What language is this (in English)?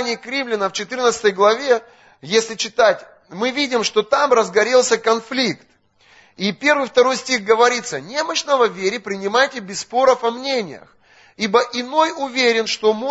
Russian